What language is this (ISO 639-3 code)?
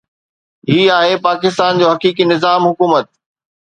snd